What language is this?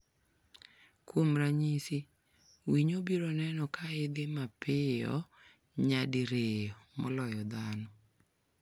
Luo (Kenya and Tanzania)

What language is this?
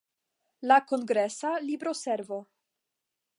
Esperanto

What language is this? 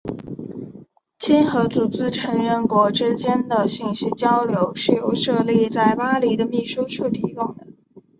Chinese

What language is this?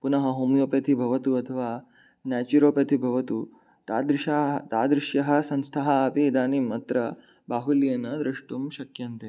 Sanskrit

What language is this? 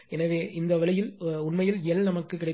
Tamil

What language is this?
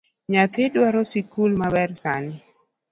Luo (Kenya and Tanzania)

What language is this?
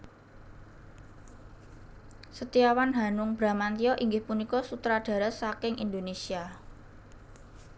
Javanese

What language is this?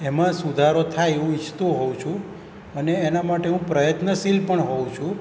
Gujarati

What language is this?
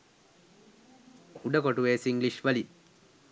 Sinhala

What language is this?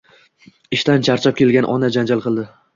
Uzbek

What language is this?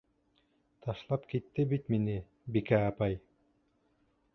Bashkir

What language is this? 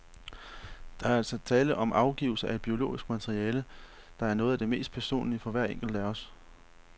Danish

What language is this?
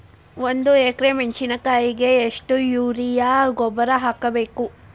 Kannada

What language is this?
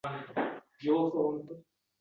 Uzbek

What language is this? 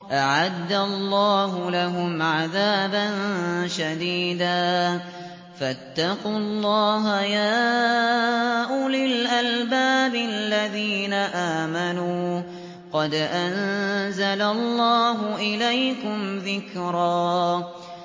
Arabic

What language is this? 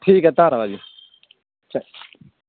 Punjabi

